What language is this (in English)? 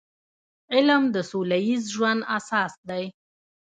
Pashto